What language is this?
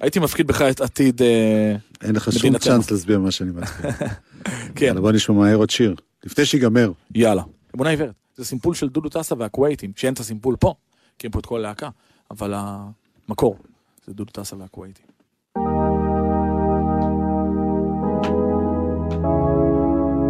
Hebrew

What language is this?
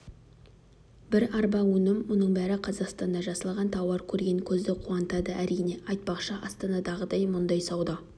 Kazakh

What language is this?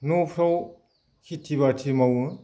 Bodo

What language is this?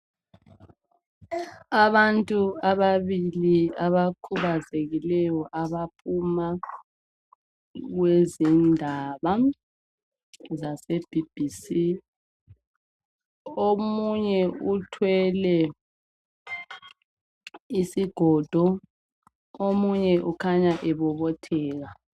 North Ndebele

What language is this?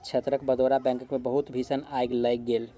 Maithili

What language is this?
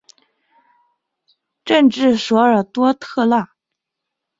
Chinese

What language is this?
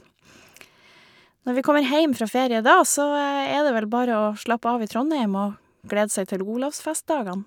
Norwegian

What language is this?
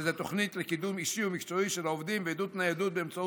Hebrew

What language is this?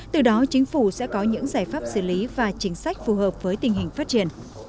Vietnamese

